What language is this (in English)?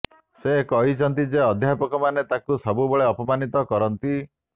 Odia